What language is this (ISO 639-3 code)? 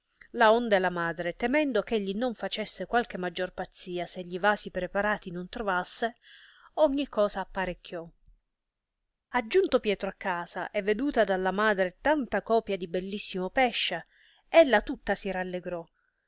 ita